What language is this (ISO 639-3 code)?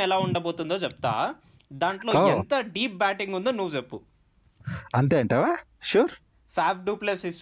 tel